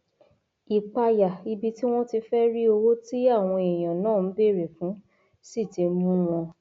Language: Yoruba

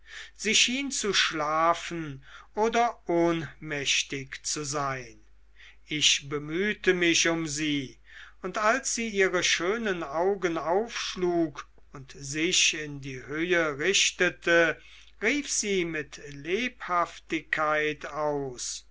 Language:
German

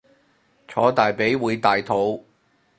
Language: Cantonese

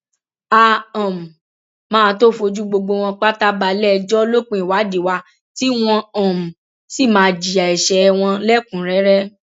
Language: Yoruba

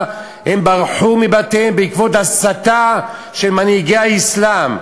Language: Hebrew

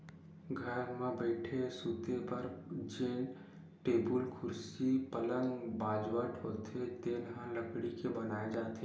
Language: Chhattisgarhi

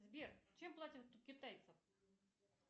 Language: Russian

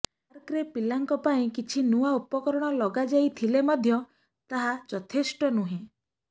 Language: Odia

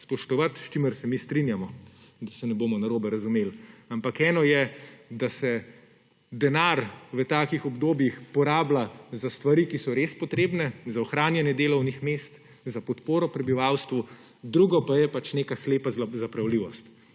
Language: Slovenian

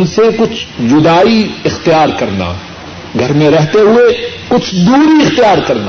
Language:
Urdu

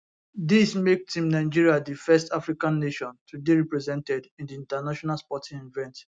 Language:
Nigerian Pidgin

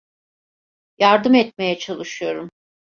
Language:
Turkish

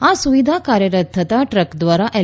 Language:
Gujarati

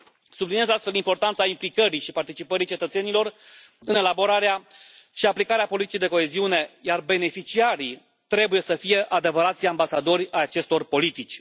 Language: Romanian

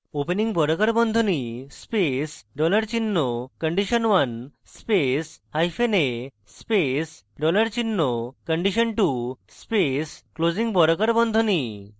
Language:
Bangla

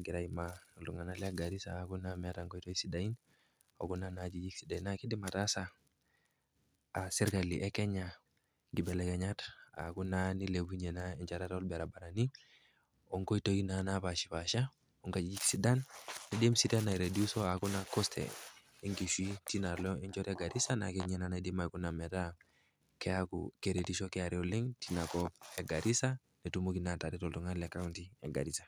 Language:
Masai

